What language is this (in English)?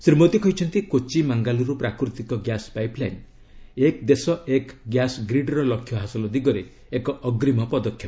Odia